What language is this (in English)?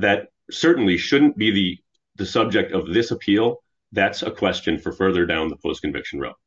English